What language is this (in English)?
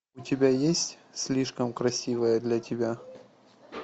Russian